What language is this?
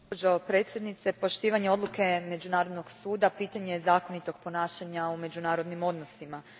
Croatian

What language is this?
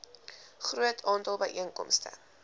Afrikaans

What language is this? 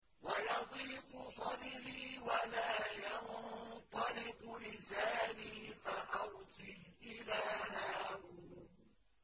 Arabic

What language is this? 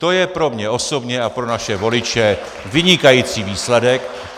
Czech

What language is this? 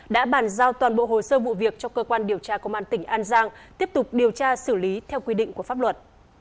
Vietnamese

